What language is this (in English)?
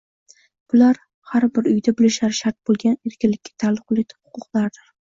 Uzbek